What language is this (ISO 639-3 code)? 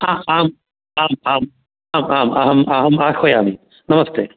san